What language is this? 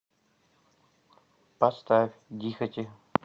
Russian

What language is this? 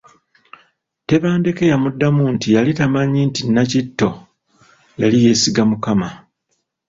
Ganda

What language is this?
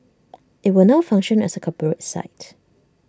English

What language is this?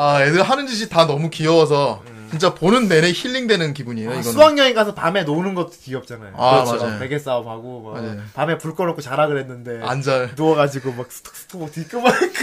Korean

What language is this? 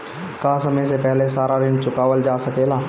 Bhojpuri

